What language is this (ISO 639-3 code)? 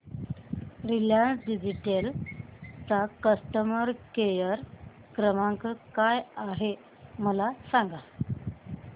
mar